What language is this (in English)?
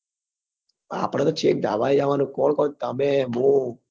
Gujarati